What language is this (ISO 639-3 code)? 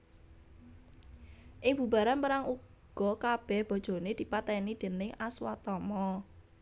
jav